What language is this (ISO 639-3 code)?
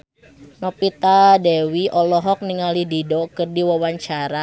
sun